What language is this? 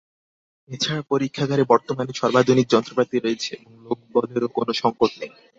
Bangla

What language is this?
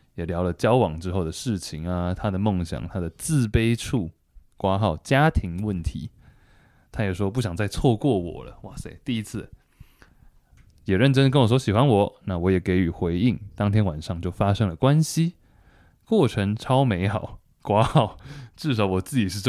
Chinese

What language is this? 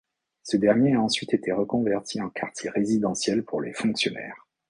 French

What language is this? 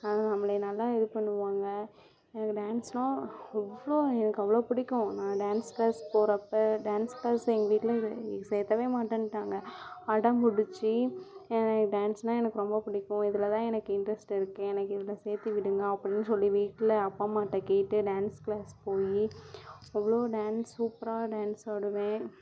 Tamil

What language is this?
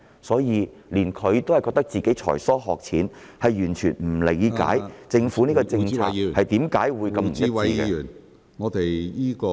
Cantonese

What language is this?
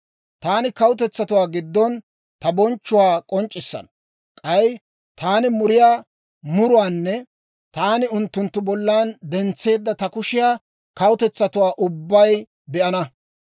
Dawro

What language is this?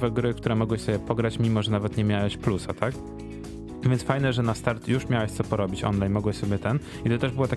Polish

